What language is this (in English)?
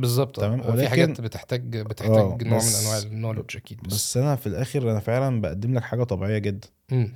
Arabic